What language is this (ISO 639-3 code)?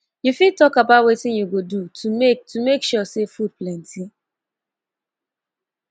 pcm